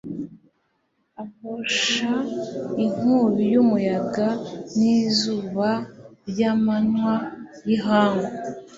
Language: Kinyarwanda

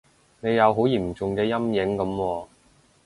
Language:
Cantonese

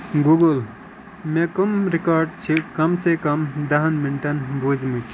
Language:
Kashmiri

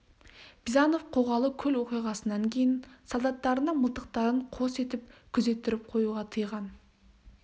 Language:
Kazakh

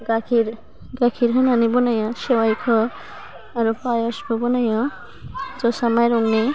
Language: Bodo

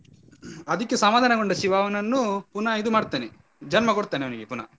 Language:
Kannada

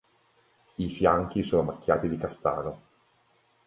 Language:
Italian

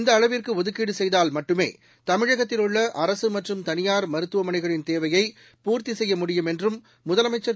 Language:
Tamil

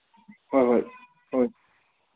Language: Manipuri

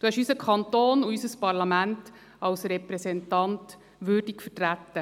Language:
Swiss German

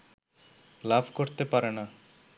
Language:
Bangla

